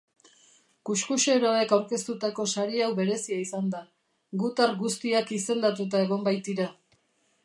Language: Basque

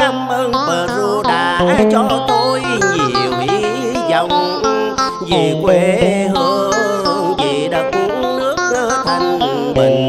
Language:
Vietnamese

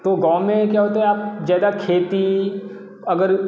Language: Hindi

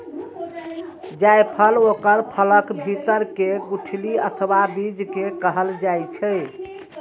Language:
Maithili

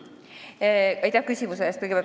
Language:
Estonian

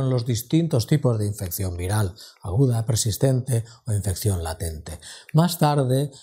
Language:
Spanish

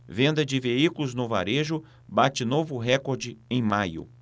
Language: Portuguese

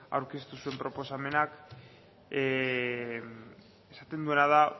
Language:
Basque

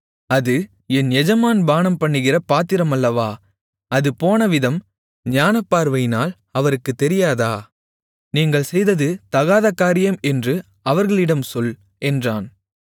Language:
Tamil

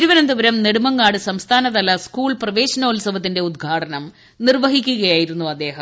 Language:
Malayalam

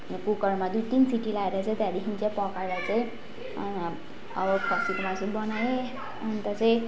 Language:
Nepali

